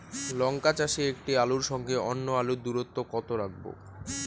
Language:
Bangla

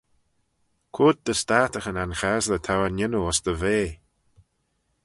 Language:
Manx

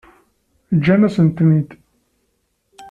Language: Kabyle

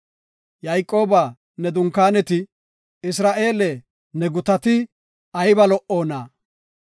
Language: Gofa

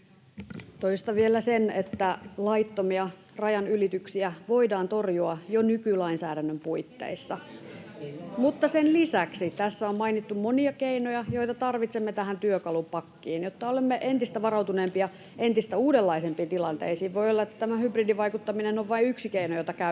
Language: Finnish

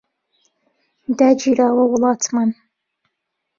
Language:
Central Kurdish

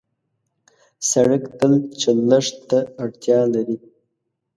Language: Pashto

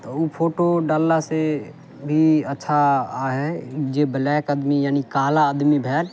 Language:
Maithili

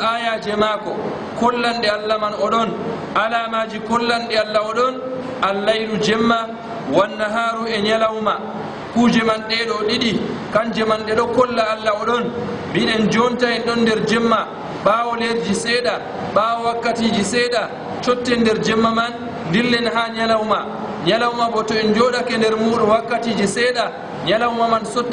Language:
Arabic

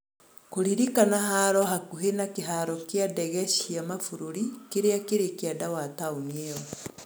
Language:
Kikuyu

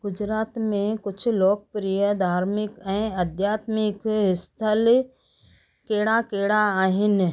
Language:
Sindhi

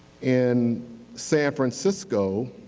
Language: English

